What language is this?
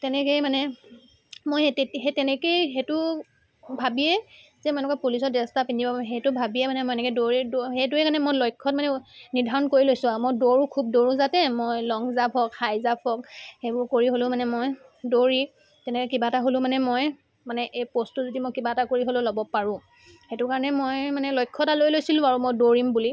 Assamese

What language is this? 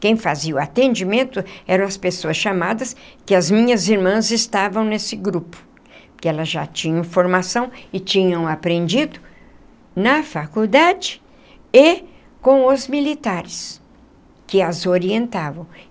Portuguese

